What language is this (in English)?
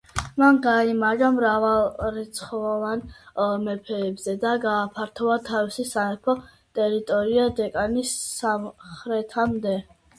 Georgian